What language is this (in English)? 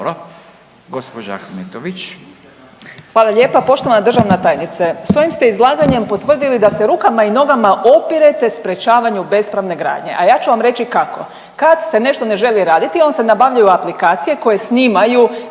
Croatian